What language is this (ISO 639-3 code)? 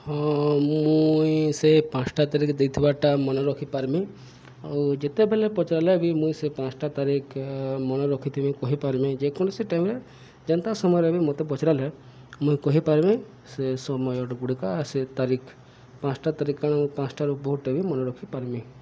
ori